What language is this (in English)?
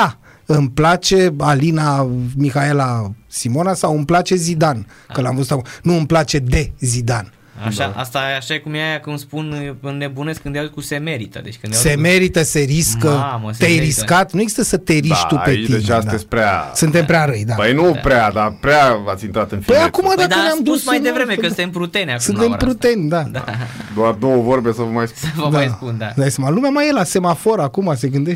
Romanian